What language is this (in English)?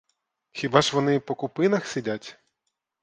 Ukrainian